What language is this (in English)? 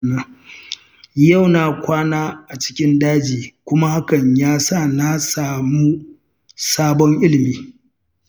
Hausa